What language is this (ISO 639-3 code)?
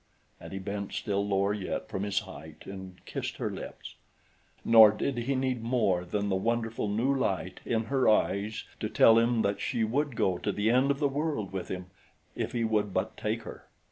eng